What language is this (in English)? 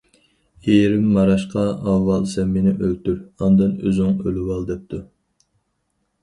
Uyghur